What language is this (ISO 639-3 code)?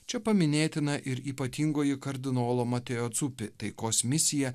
lit